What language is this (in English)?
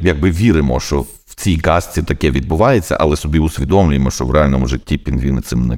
Ukrainian